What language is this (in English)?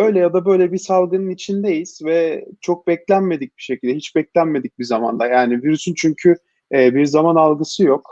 Turkish